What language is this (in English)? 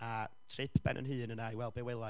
Welsh